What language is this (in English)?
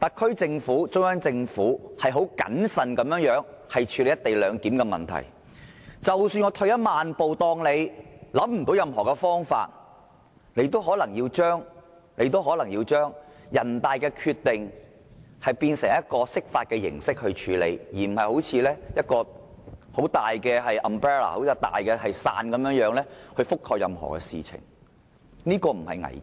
Cantonese